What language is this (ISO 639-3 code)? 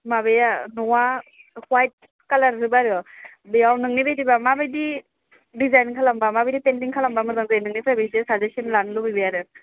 brx